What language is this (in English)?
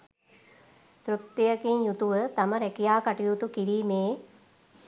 Sinhala